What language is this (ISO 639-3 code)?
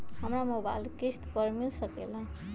mag